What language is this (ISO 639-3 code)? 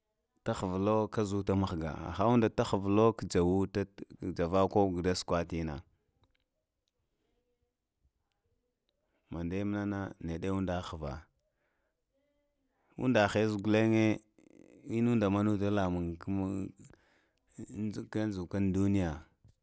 hia